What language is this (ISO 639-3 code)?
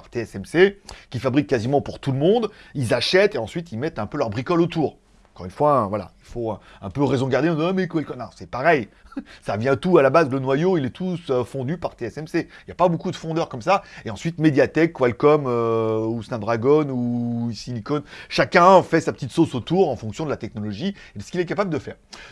fra